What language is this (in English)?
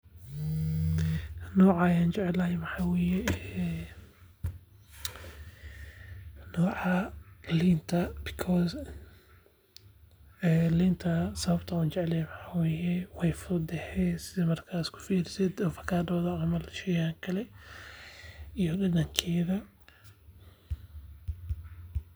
Somali